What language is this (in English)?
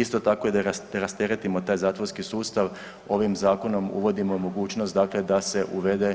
Croatian